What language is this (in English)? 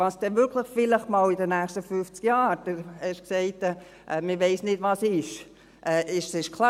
Swiss German